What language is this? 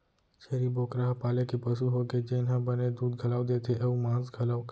Chhattisgarhi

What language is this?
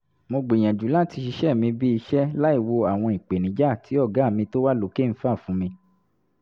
Yoruba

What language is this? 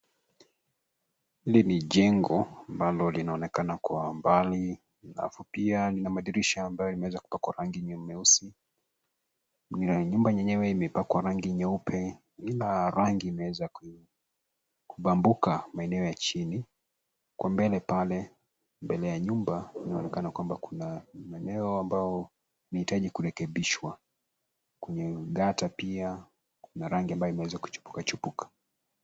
Swahili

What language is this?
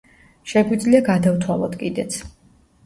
Georgian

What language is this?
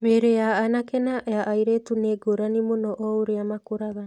Kikuyu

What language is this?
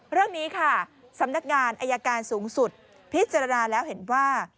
Thai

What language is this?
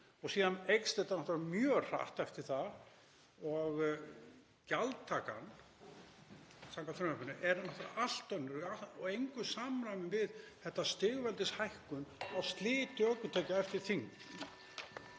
Icelandic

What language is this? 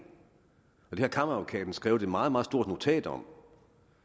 Danish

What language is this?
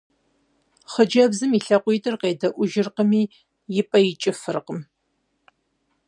Kabardian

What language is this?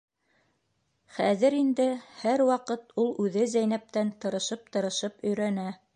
Bashkir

